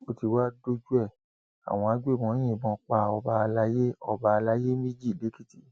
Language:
Yoruba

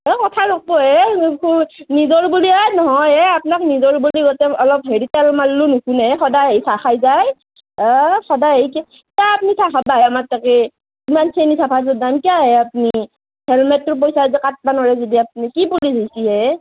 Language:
Assamese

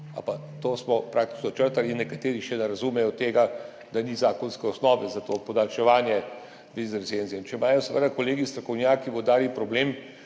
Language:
Slovenian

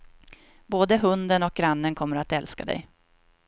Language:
Swedish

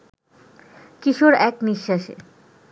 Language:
Bangla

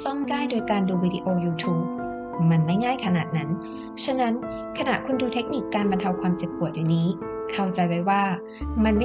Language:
Thai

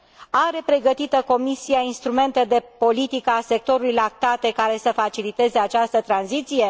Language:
Romanian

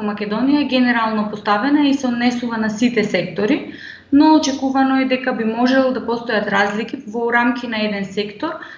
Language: Macedonian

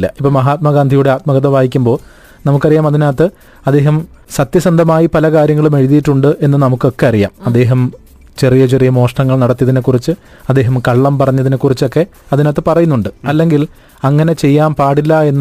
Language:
Malayalam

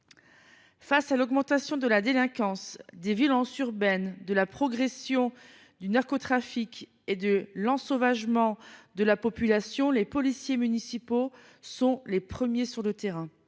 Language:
French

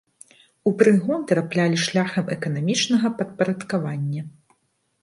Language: Belarusian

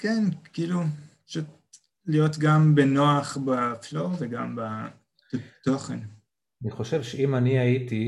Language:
Hebrew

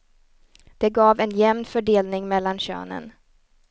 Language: Swedish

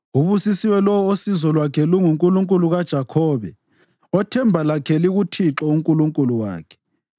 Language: North Ndebele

